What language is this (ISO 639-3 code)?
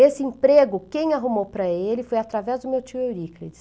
por